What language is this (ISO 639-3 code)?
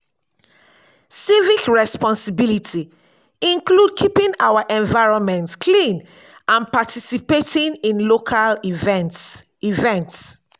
pcm